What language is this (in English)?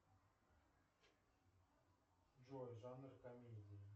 Russian